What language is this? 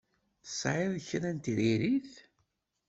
Kabyle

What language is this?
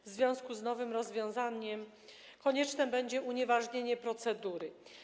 Polish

